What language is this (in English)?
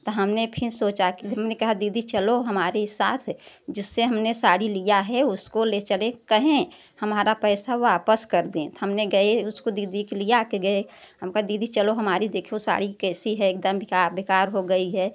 Hindi